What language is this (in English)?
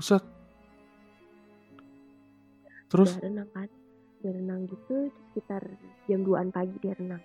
Indonesian